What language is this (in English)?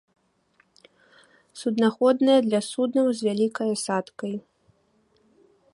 Belarusian